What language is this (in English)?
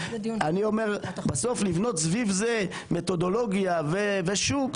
Hebrew